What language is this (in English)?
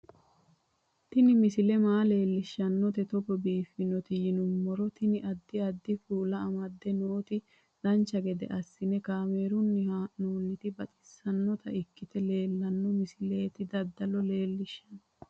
Sidamo